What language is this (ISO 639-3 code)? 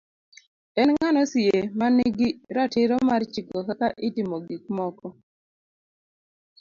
luo